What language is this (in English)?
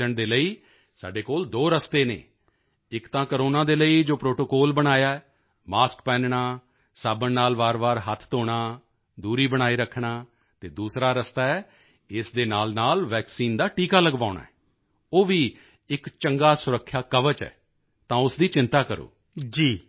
Punjabi